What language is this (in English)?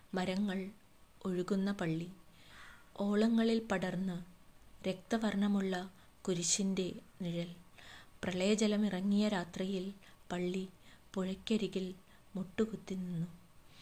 Malayalam